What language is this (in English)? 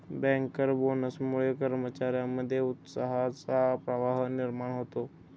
Marathi